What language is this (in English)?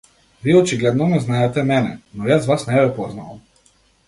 Macedonian